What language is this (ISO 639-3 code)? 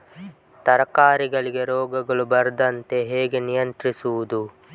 kan